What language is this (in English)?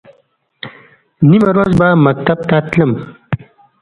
Pashto